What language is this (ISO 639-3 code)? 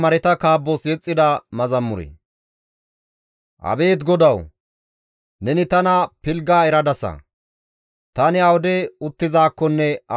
gmv